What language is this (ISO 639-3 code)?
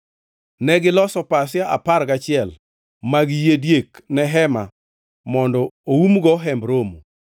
luo